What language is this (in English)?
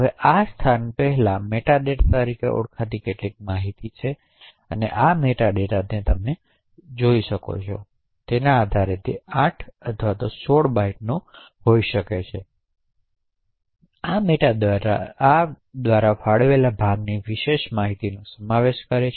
Gujarati